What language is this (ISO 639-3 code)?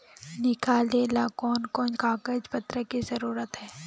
mag